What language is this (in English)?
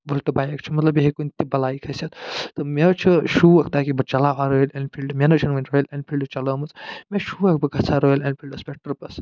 Kashmiri